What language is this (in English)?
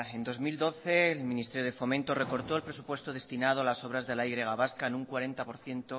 Spanish